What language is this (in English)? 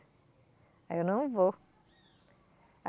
Portuguese